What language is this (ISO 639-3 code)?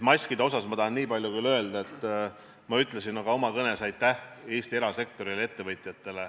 est